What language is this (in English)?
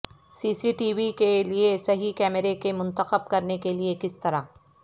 Urdu